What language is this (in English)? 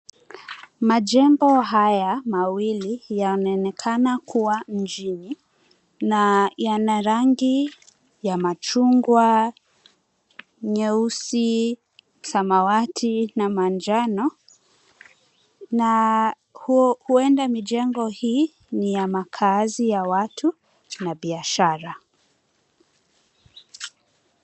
Swahili